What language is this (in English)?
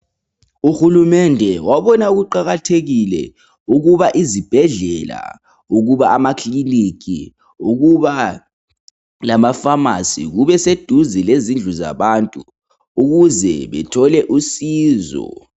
North Ndebele